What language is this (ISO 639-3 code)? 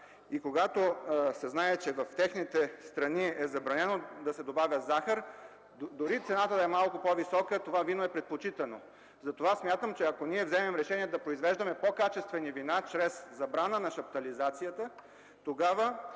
bul